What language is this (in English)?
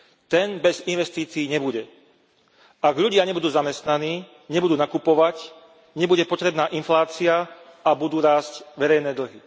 Slovak